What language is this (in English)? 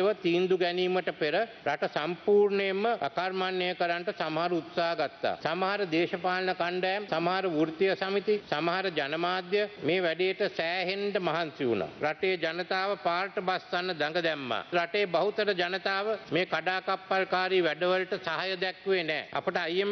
Indonesian